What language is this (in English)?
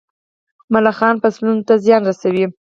Pashto